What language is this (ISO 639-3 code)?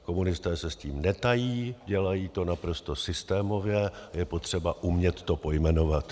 ces